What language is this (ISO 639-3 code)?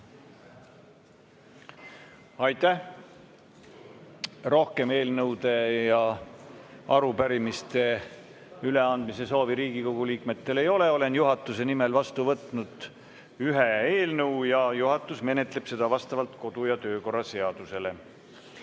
est